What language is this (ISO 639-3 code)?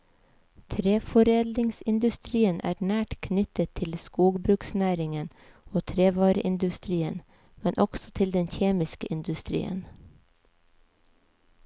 nor